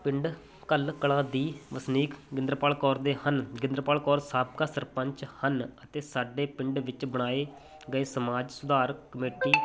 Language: Punjabi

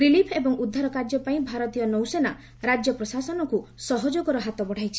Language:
Odia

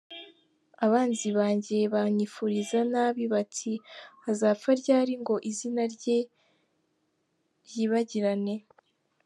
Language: Kinyarwanda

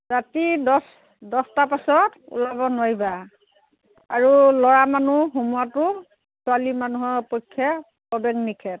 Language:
Assamese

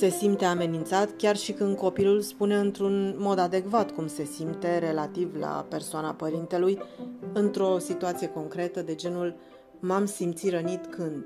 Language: Romanian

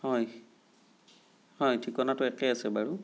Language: Assamese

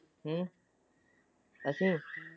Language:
Punjabi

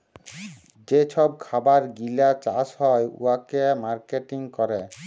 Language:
Bangla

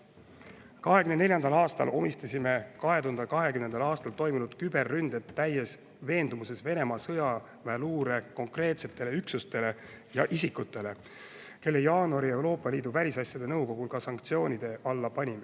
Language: Estonian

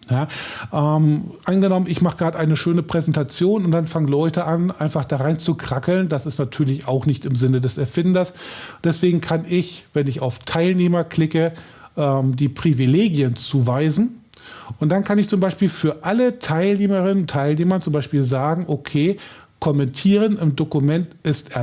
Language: German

